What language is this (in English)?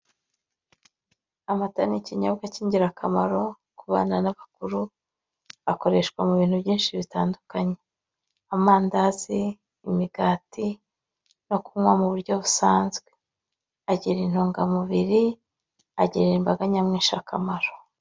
Kinyarwanda